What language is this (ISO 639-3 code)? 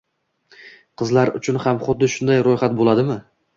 uzb